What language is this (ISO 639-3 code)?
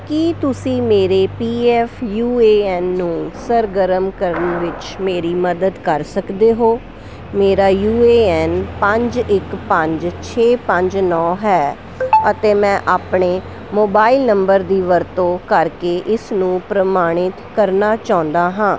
pan